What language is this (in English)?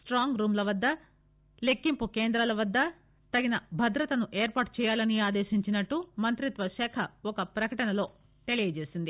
Telugu